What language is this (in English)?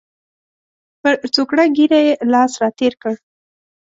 Pashto